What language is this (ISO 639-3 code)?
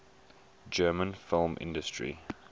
eng